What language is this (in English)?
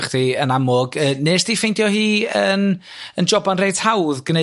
Welsh